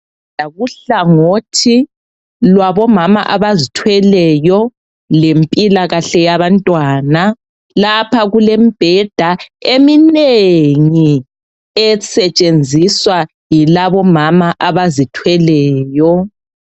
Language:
North Ndebele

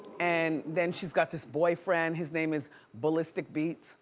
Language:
English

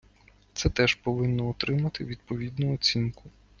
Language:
Ukrainian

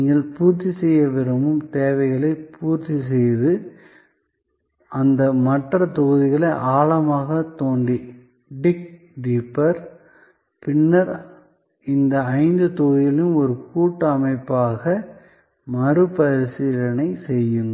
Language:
Tamil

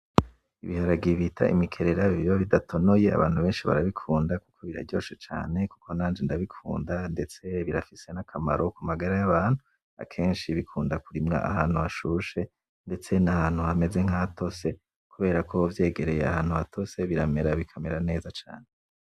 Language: Rundi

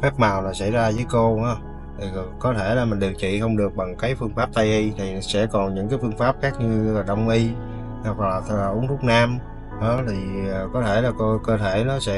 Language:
Vietnamese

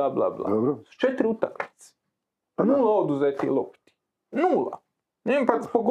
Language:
Croatian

